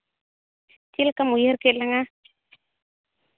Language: Santali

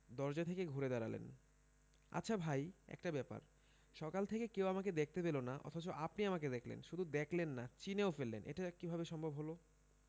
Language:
Bangla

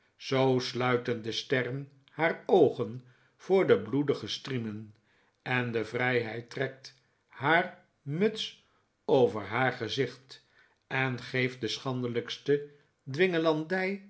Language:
Dutch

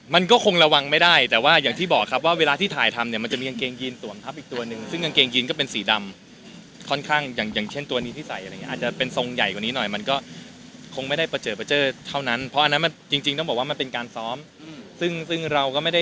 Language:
Thai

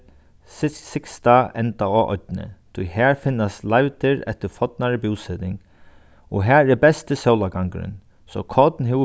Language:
Faroese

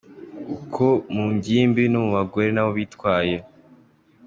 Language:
Kinyarwanda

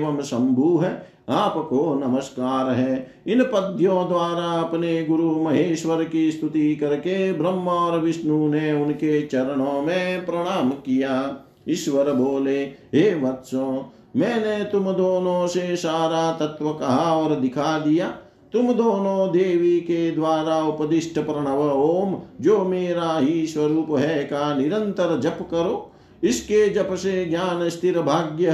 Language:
Hindi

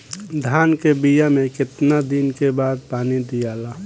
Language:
Bhojpuri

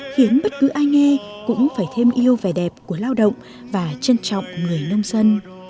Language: Vietnamese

